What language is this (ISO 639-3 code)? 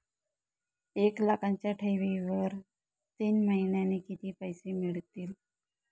mar